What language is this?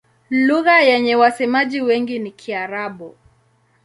Swahili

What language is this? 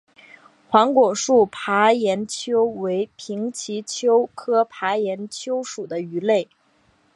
Chinese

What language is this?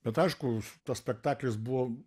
Lithuanian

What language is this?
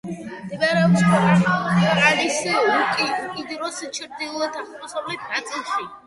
Georgian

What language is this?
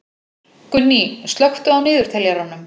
Icelandic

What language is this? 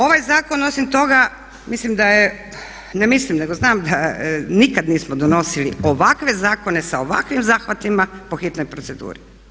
Croatian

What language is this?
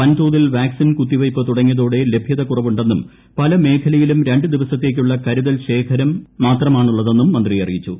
Malayalam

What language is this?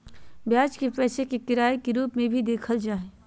Magahi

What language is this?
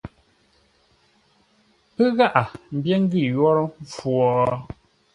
Ngombale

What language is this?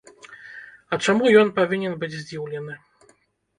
Belarusian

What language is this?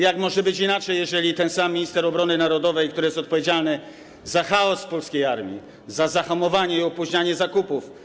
Polish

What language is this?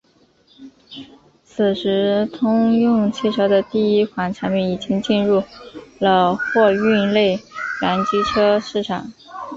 Chinese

